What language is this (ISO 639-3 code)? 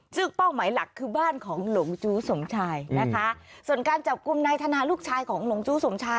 tha